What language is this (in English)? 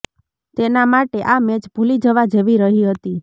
Gujarati